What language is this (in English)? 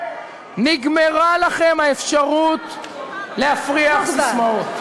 Hebrew